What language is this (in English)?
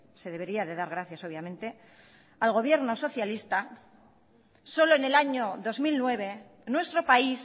Spanish